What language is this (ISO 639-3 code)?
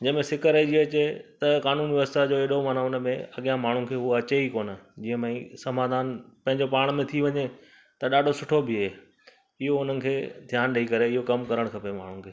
snd